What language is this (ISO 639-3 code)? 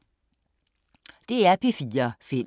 dan